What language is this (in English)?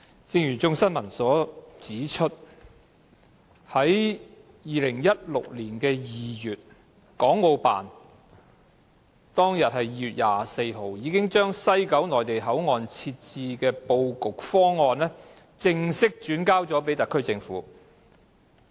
Cantonese